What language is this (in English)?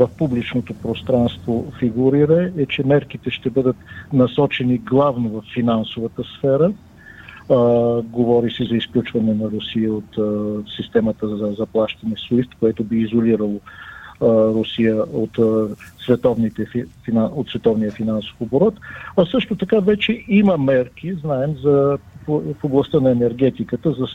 Bulgarian